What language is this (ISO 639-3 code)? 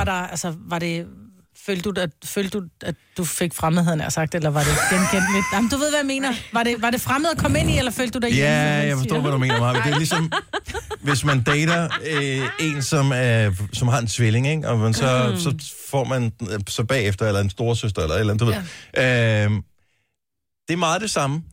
dan